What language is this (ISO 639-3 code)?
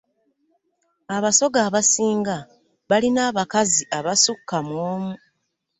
lug